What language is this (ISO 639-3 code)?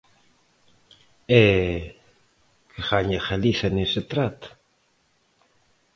glg